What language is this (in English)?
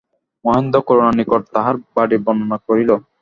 Bangla